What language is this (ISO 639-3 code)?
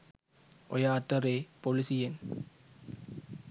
sin